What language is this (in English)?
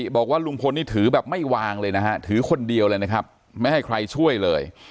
Thai